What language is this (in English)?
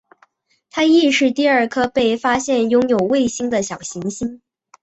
Chinese